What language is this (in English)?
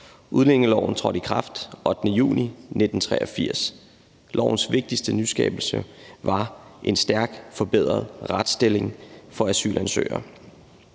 Danish